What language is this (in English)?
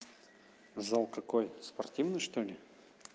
Russian